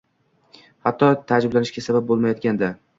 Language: Uzbek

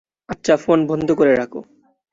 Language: Bangla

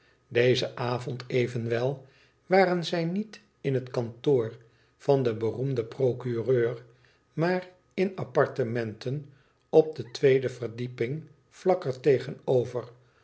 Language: Dutch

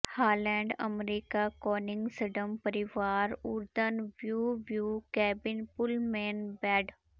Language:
Punjabi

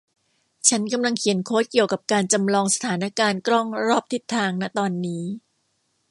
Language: Thai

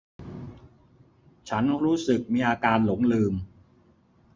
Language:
Thai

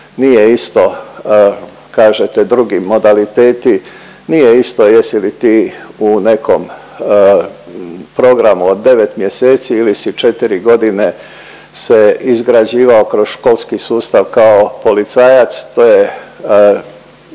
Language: Croatian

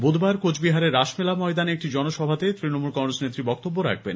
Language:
Bangla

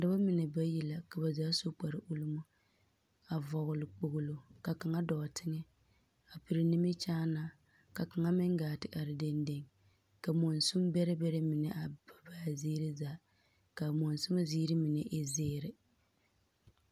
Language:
Southern Dagaare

